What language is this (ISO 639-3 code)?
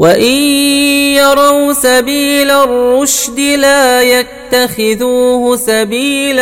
ara